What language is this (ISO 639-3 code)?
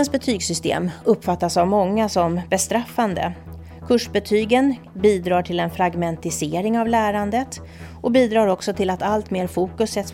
swe